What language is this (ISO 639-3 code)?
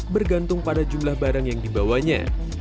ind